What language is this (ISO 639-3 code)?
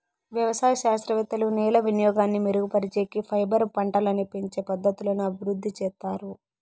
tel